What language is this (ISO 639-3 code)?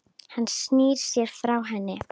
isl